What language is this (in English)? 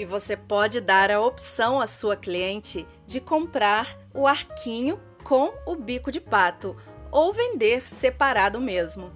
Portuguese